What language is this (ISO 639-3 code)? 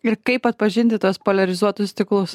lit